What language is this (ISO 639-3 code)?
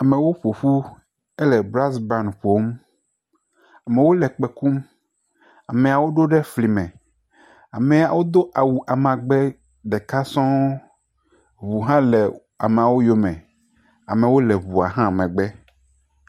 ewe